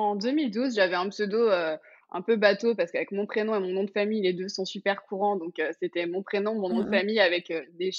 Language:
French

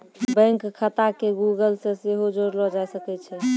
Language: Maithili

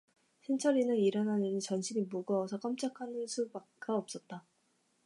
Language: Korean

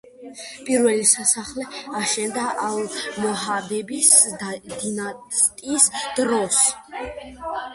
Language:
Georgian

